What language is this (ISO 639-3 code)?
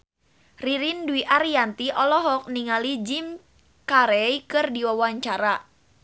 sun